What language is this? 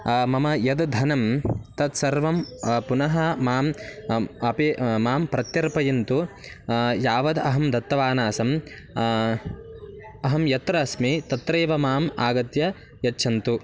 Sanskrit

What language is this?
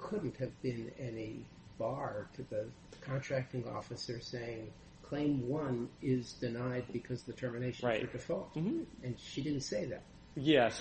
English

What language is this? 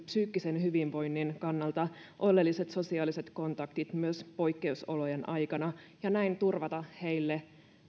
Finnish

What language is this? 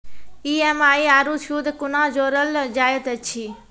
Maithili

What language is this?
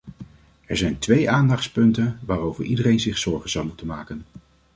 Dutch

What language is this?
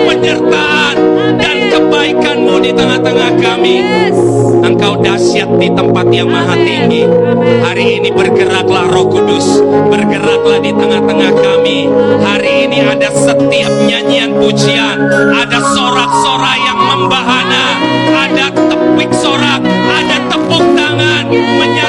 Indonesian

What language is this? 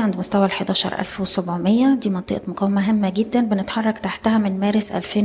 Arabic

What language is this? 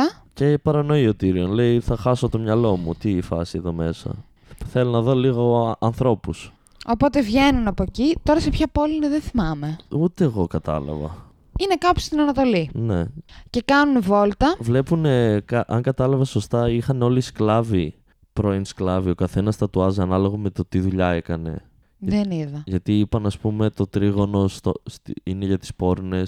Greek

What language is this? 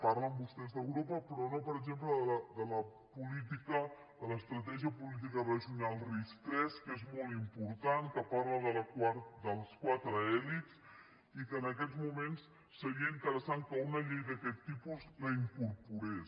Catalan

